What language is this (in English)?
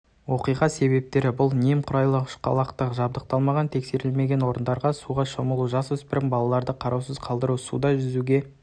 Kazakh